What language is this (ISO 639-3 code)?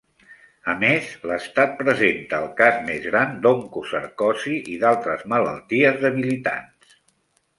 cat